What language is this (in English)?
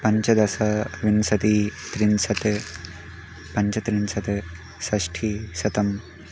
Sanskrit